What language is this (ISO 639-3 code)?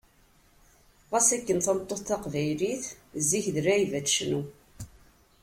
kab